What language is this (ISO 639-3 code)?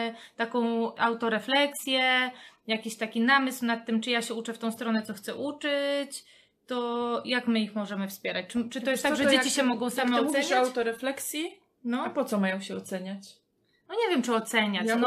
pol